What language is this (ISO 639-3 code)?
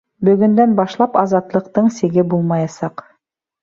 bak